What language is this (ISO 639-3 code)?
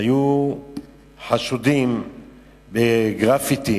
heb